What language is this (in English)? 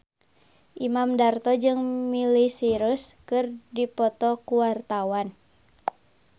Sundanese